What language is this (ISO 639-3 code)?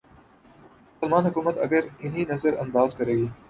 urd